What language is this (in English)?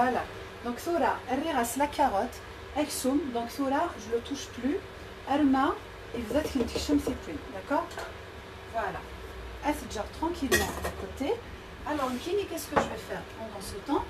French